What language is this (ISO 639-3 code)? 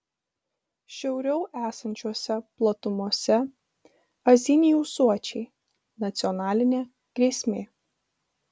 lit